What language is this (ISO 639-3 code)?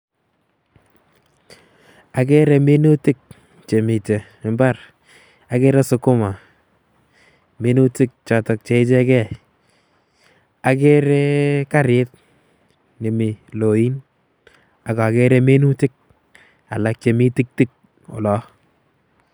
kln